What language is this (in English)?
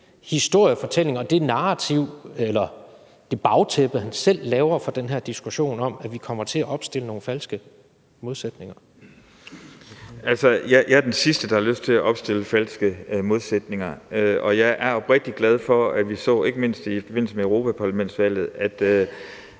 Danish